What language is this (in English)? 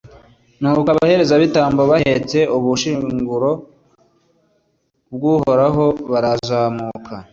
Kinyarwanda